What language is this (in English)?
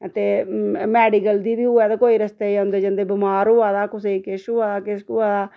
Dogri